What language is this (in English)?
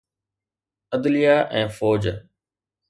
Sindhi